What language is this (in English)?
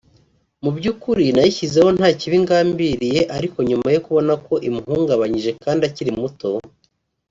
Kinyarwanda